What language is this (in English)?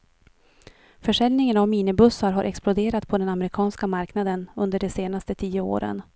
Swedish